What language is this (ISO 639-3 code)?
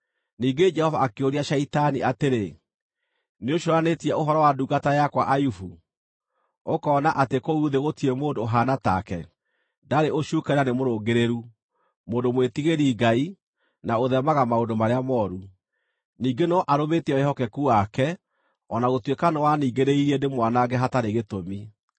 kik